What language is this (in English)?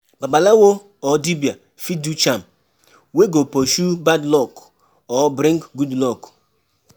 Nigerian Pidgin